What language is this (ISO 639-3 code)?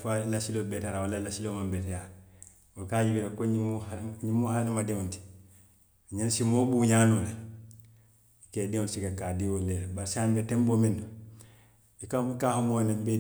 mlq